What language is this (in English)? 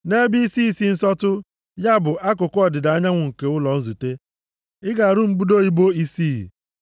Igbo